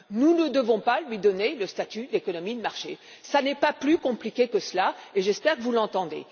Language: French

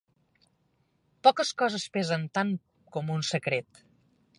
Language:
Catalan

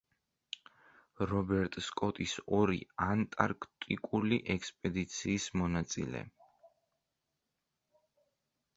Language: Georgian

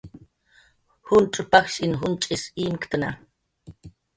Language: Jaqaru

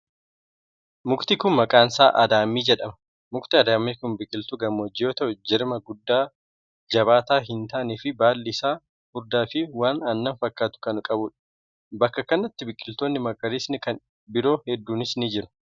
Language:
Oromo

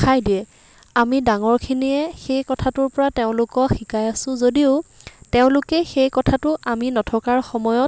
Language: Assamese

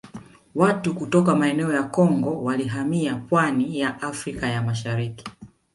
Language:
Swahili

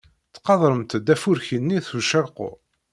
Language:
Kabyle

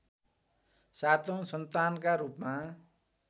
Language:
Nepali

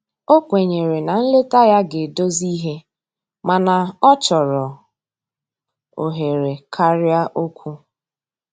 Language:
Igbo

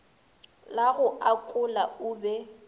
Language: Northern Sotho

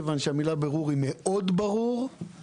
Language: Hebrew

